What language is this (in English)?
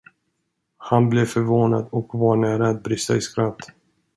Swedish